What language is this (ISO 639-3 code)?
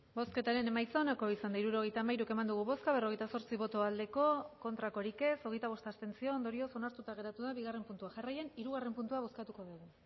eus